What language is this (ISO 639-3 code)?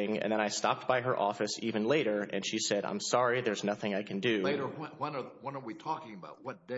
eng